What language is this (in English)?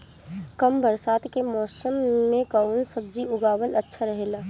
Bhojpuri